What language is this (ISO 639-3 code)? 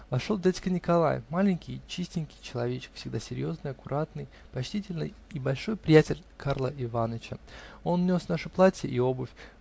rus